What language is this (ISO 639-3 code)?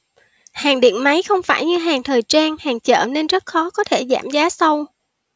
vie